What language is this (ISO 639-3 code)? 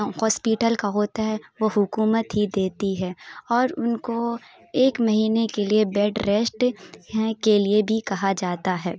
urd